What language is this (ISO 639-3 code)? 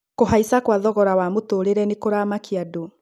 kik